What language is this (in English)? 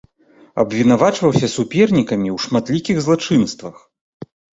Belarusian